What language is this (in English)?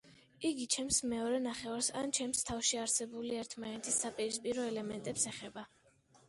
Georgian